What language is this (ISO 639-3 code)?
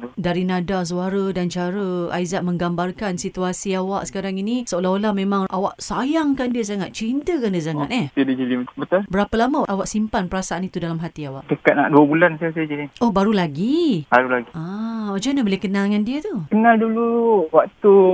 msa